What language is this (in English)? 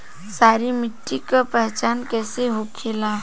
Bhojpuri